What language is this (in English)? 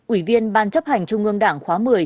Vietnamese